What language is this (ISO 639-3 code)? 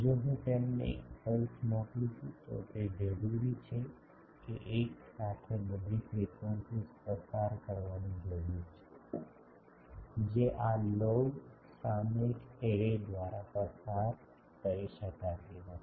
guj